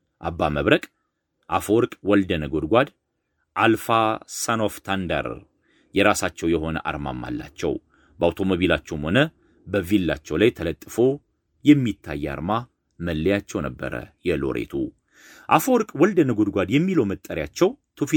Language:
Amharic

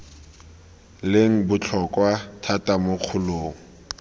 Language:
Tswana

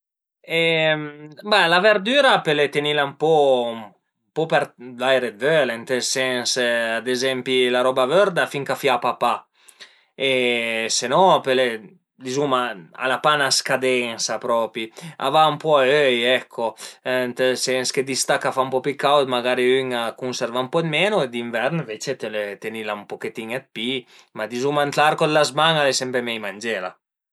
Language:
Piedmontese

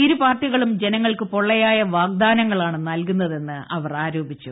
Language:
Malayalam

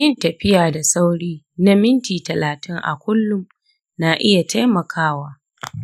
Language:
Hausa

